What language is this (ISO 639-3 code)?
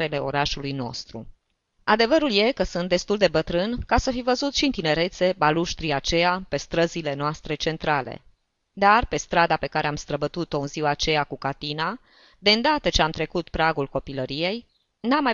ron